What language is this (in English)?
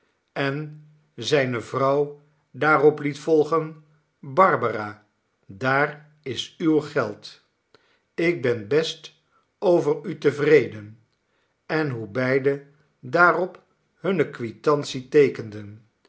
Dutch